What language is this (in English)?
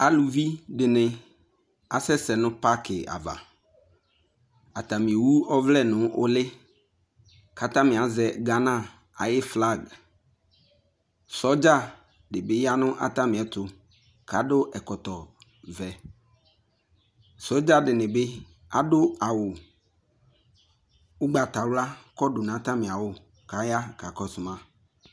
Ikposo